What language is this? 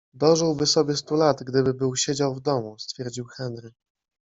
Polish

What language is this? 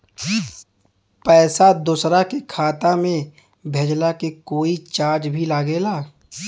Bhojpuri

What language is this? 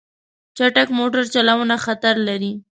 Pashto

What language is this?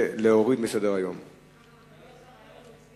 Hebrew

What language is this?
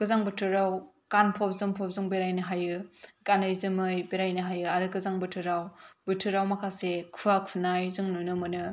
Bodo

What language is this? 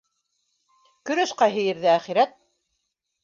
Bashkir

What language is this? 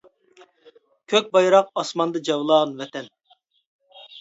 Uyghur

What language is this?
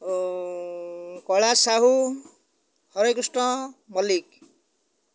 Odia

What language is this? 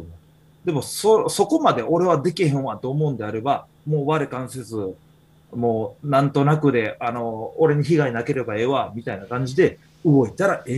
Japanese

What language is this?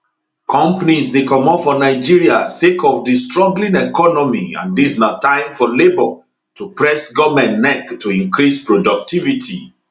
Nigerian Pidgin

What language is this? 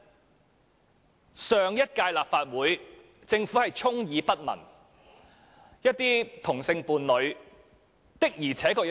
Cantonese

